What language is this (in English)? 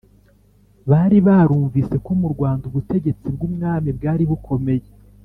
Kinyarwanda